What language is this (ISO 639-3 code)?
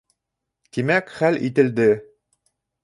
bak